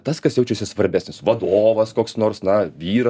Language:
Lithuanian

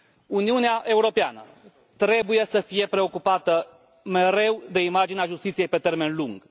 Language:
Romanian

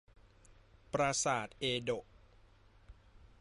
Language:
Thai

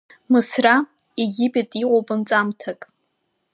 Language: Abkhazian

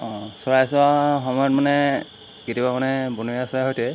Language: Assamese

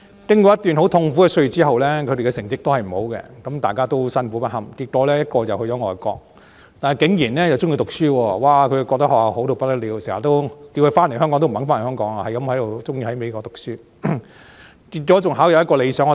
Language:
Cantonese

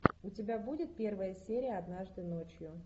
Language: Russian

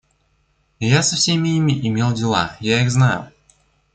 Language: Russian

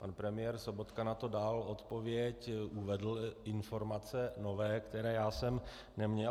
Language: Czech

